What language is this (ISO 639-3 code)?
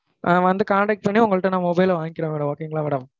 tam